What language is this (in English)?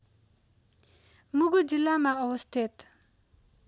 Nepali